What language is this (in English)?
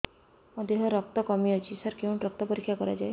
Odia